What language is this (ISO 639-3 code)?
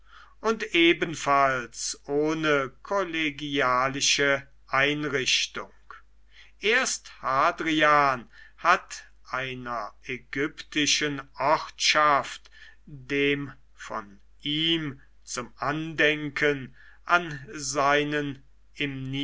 deu